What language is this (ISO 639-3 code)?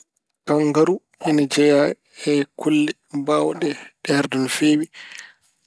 ful